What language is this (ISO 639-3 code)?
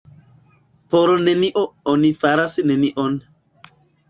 epo